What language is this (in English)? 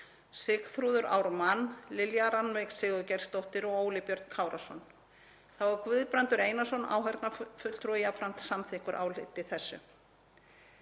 Icelandic